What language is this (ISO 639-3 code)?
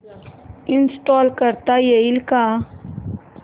mar